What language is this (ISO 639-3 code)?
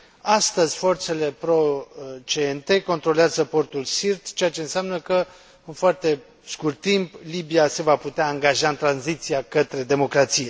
ron